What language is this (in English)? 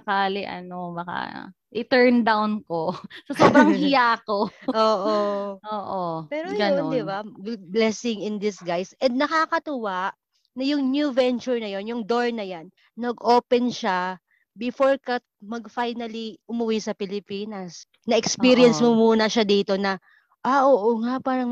Filipino